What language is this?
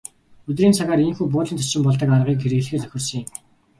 Mongolian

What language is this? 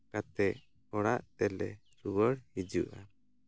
Santali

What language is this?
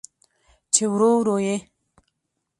Pashto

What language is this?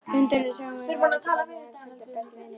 Icelandic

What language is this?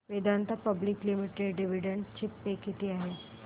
Marathi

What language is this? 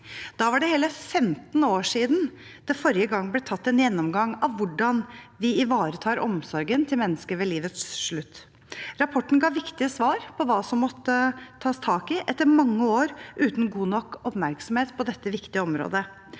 Norwegian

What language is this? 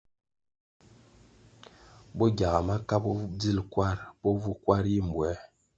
Kwasio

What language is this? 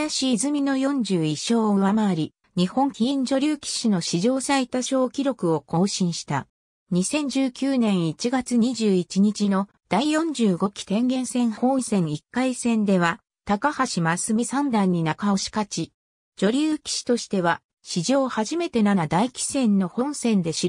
Japanese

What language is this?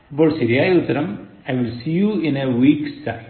Malayalam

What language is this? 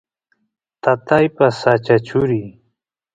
Santiago del Estero Quichua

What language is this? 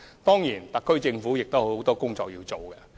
Cantonese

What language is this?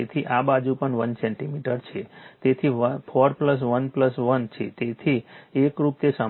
Gujarati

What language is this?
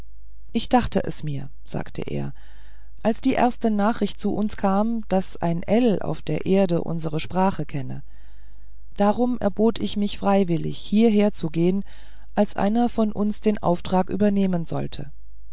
German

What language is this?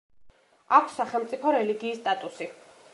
Georgian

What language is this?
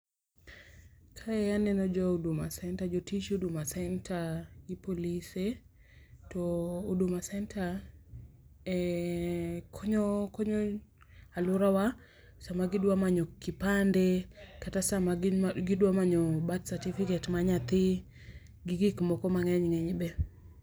Luo (Kenya and Tanzania)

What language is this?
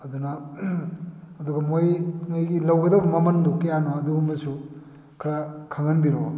Manipuri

